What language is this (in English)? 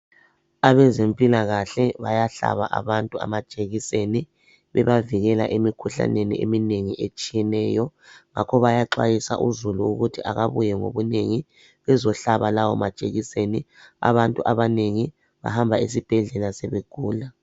North Ndebele